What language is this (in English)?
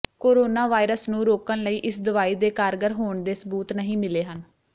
Punjabi